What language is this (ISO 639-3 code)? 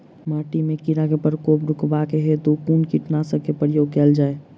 mai